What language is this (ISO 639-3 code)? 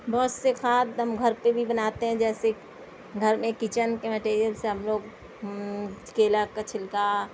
urd